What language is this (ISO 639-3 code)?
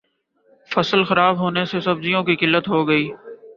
urd